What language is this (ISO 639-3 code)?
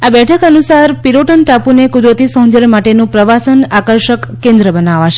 guj